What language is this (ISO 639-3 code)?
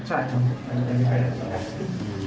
tha